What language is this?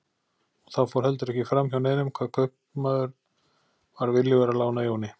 Icelandic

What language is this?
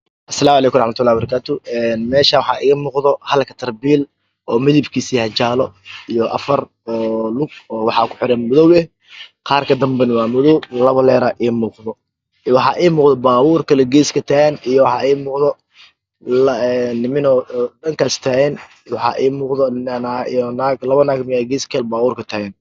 Somali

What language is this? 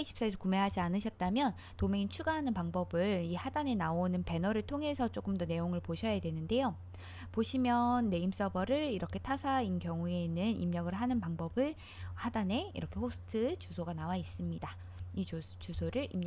Korean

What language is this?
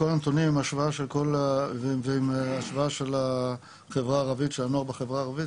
Hebrew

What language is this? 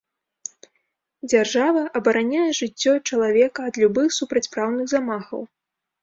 Belarusian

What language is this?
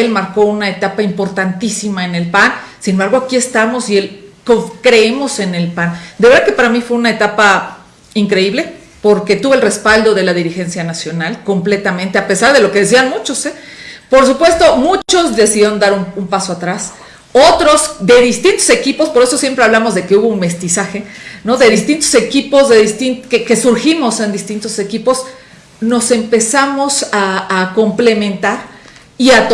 Spanish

